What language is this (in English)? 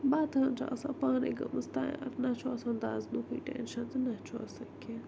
Kashmiri